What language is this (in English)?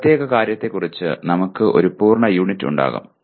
Malayalam